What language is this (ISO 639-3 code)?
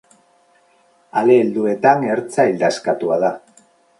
eus